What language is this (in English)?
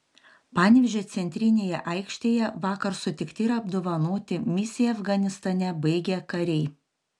Lithuanian